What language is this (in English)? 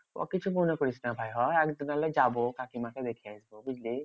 Bangla